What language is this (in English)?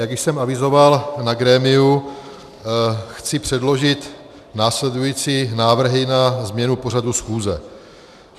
Czech